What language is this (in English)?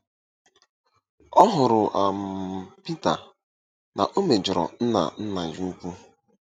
Igbo